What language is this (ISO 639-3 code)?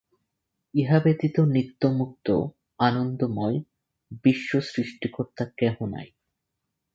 ben